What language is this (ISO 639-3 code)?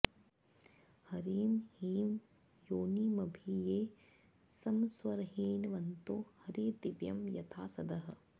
san